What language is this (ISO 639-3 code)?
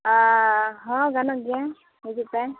sat